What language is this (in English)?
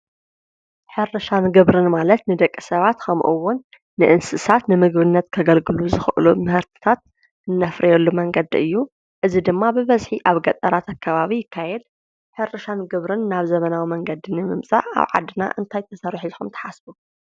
Tigrinya